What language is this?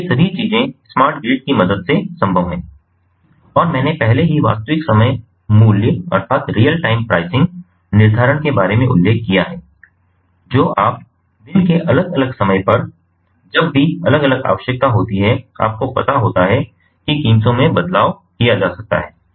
Hindi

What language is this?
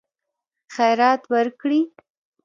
Pashto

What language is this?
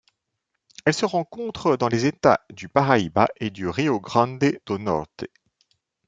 French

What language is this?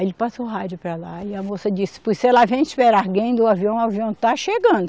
Portuguese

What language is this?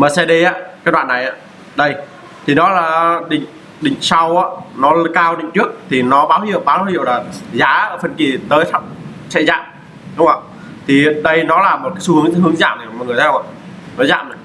Vietnamese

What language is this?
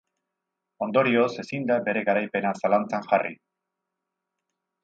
Basque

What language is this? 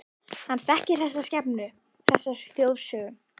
Icelandic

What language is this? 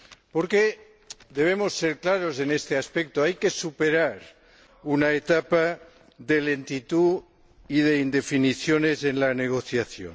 Spanish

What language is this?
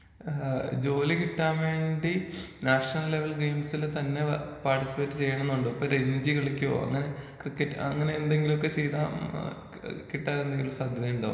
Malayalam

